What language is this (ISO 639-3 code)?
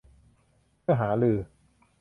tha